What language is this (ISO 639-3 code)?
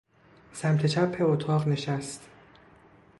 fas